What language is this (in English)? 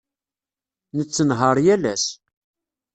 Kabyle